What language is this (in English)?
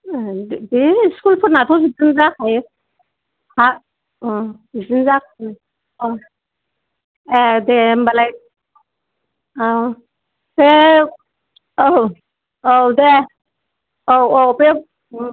Bodo